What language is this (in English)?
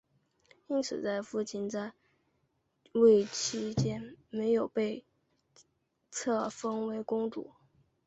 Chinese